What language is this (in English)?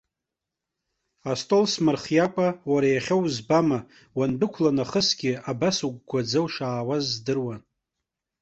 Abkhazian